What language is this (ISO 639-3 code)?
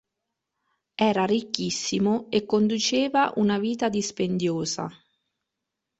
ita